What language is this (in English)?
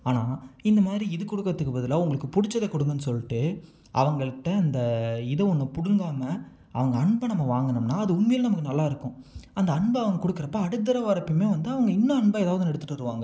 Tamil